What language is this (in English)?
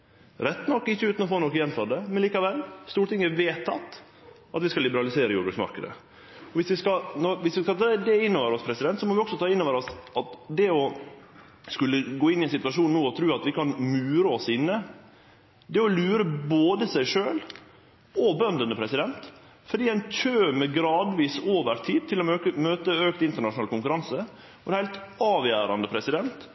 Norwegian Nynorsk